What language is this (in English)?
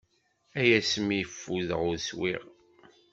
Kabyle